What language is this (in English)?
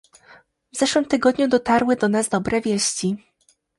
Polish